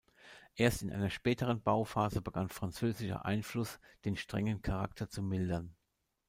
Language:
German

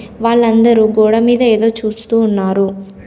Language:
Telugu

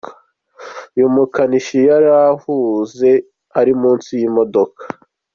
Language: Kinyarwanda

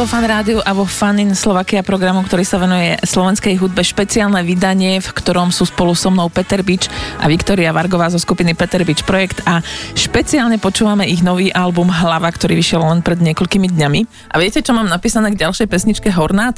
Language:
Slovak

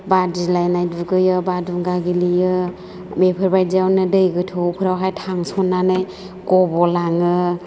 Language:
Bodo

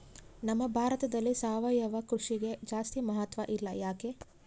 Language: Kannada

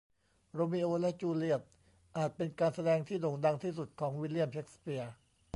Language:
Thai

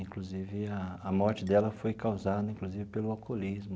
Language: Portuguese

